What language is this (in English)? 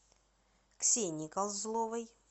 Russian